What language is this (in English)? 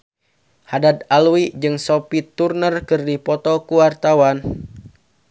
Sundanese